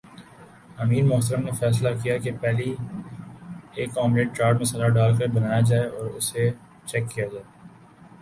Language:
Urdu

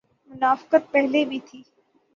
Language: Urdu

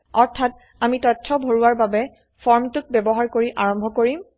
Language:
Assamese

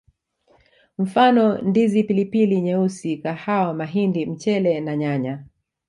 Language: Swahili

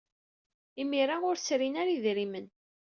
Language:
Kabyle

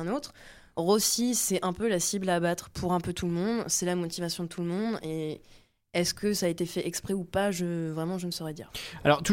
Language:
French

